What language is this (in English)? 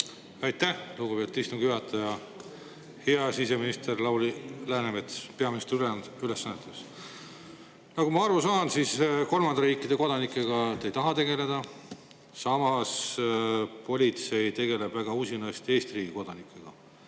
Estonian